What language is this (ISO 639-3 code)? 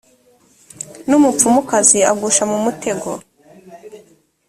kin